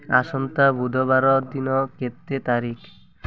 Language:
Odia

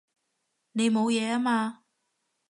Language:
Cantonese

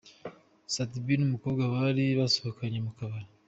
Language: Kinyarwanda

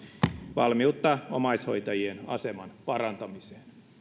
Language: Finnish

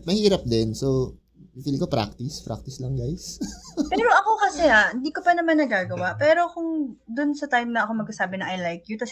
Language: Filipino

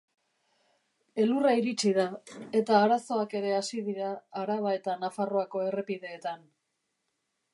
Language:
Basque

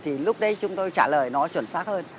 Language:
Vietnamese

